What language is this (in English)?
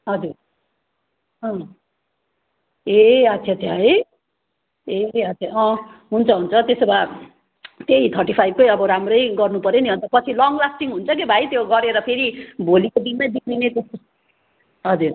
Nepali